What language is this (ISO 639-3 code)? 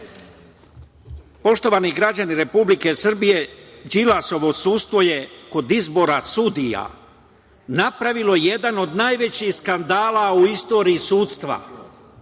srp